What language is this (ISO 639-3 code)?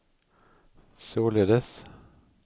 swe